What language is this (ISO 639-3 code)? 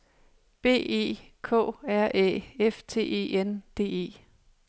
dan